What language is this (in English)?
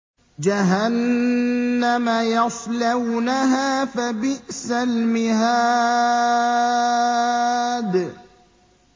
Arabic